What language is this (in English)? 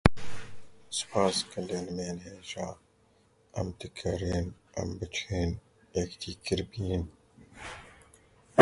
Kurdish